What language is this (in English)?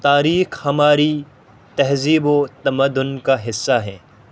Urdu